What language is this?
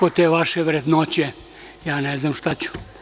Serbian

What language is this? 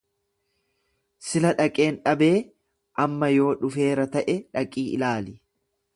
Oromo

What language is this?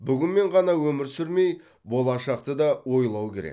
Kazakh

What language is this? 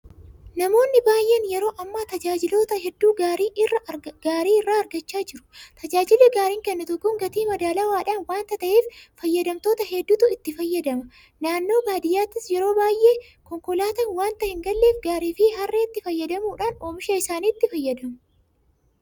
Oromo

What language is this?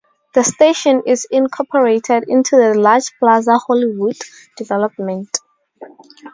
English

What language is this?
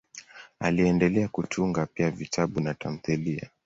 Swahili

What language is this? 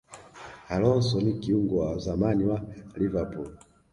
Swahili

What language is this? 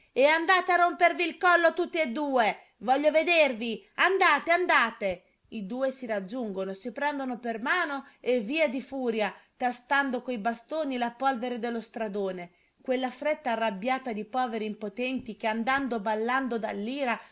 Italian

